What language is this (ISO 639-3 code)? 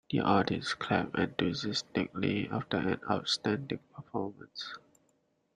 eng